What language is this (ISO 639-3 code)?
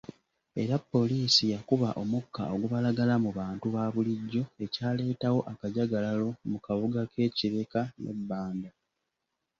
lug